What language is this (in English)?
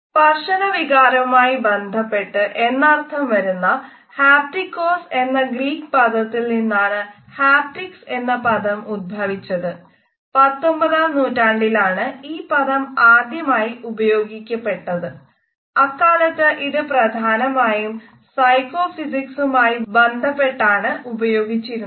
Malayalam